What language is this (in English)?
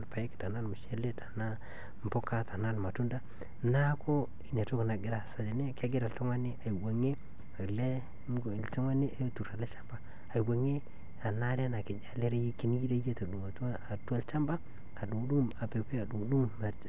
Masai